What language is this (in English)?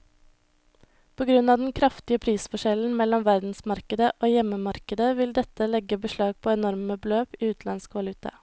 Norwegian